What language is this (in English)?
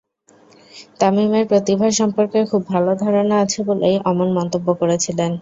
Bangla